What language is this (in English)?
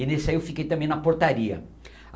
Portuguese